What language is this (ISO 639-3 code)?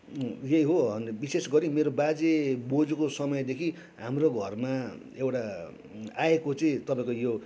nep